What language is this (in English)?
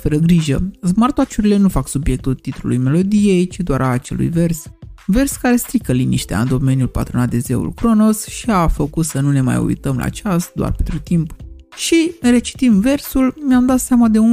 Romanian